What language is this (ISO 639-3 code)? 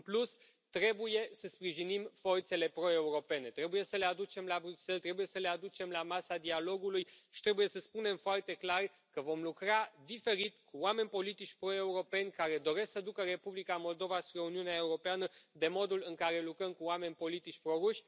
ron